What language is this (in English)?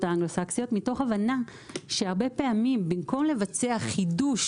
Hebrew